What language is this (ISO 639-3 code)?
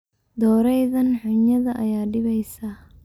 som